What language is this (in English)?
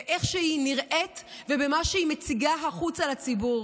Hebrew